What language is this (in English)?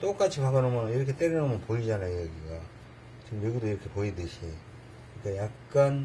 Korean